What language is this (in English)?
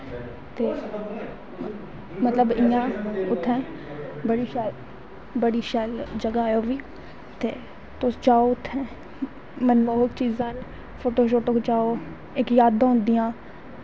Dogri